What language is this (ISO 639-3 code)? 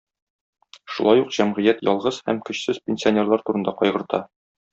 tat